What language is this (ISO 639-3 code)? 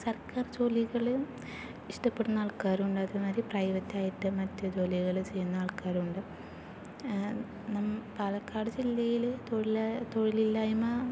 mal